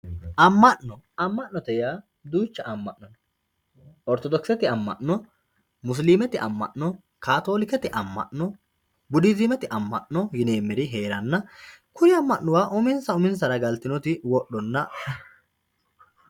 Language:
Sidamo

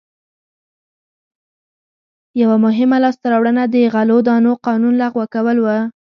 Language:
Pashto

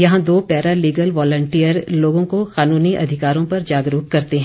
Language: Hindi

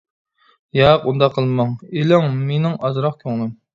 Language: Uyghur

